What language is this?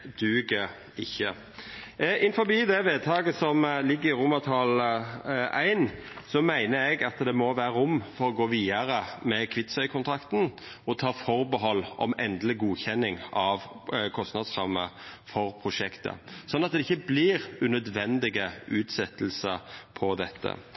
Norwegian Nynorsk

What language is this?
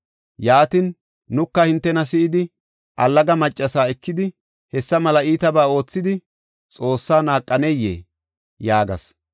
Gofa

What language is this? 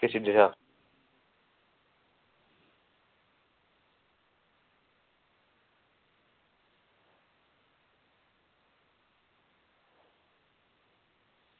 Dogri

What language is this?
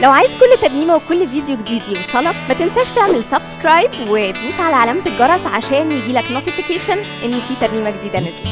Arabic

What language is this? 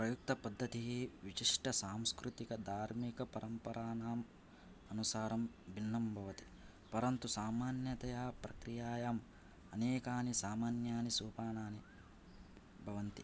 Sanskrit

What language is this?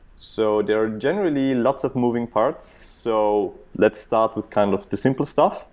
English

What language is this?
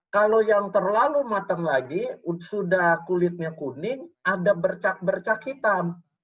Indonesian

